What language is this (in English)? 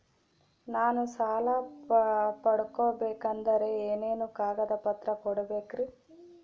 Kannada